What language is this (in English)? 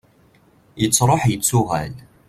Kabyle